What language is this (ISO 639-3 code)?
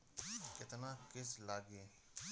bho